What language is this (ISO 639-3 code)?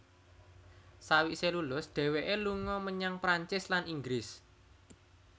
jav